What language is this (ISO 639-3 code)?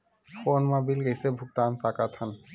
hne